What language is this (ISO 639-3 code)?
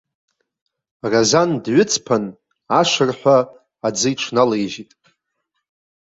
abk